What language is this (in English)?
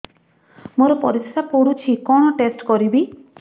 Odia